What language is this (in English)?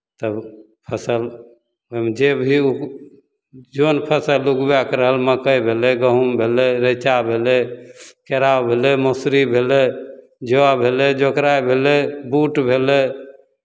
Maithili